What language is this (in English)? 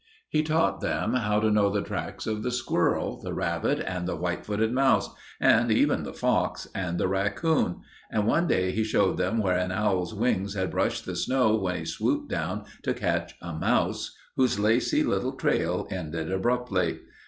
English